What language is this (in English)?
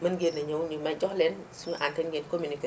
Wolof